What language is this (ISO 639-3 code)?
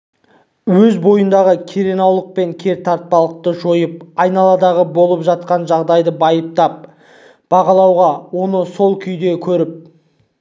kaz